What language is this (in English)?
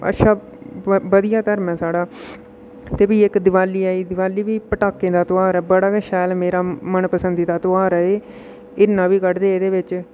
Dogri